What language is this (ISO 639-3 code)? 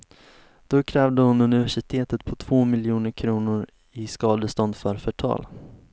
swe